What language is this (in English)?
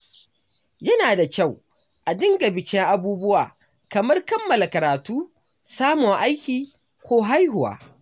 Hausa